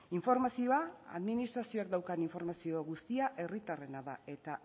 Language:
Basque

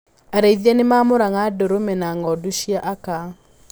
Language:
Kikuyu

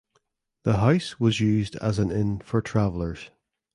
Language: English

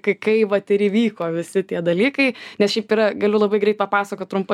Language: Lithuanian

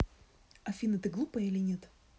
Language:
Russian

